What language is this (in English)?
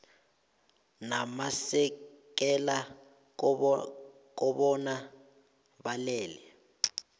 South Ndebele